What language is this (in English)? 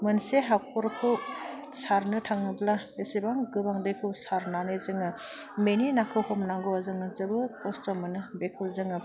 Bodo